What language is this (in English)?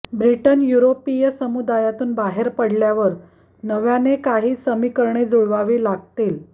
Marathi